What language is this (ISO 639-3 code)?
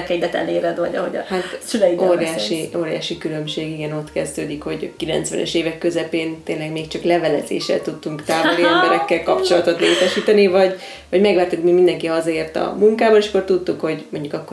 hun